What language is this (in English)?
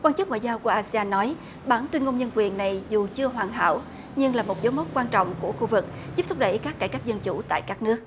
Vietnamese